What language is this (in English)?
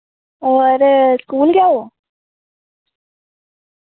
Dogri